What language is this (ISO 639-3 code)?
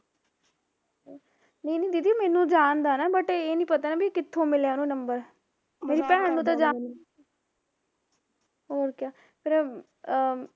pan